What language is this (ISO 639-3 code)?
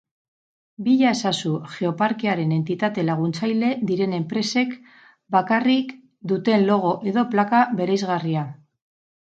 eus